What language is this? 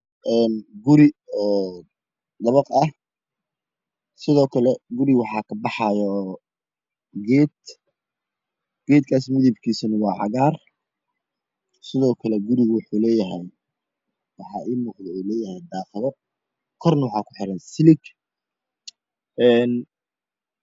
Somali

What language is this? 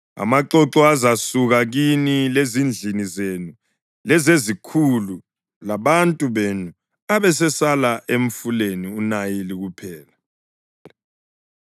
North Ndebele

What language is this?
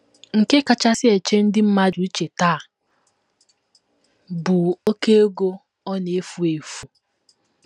Igbo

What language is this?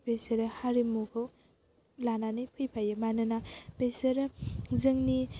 Bodo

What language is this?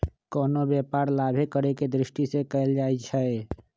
Magahi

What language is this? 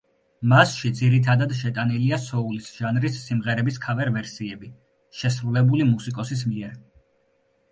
Georgian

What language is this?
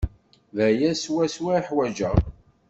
Kabyle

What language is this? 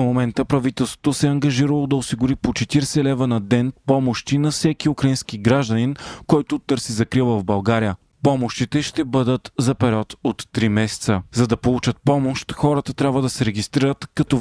Bulgarian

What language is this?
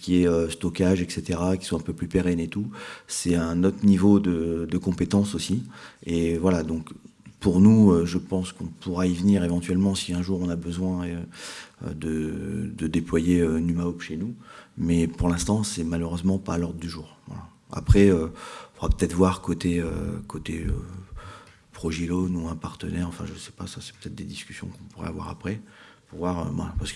French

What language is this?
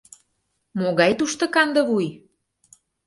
Mari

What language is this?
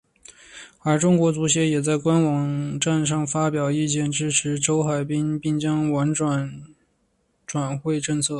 Chinese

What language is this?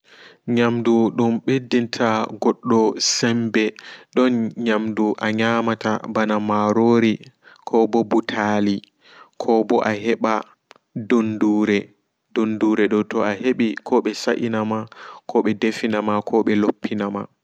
Fula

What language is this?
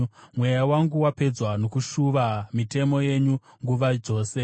Shona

